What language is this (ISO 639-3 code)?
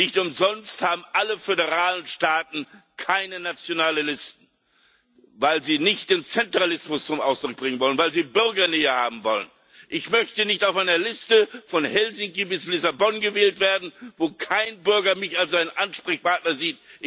deu